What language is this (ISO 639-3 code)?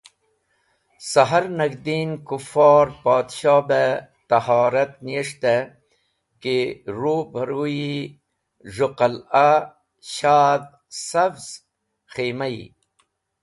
wbl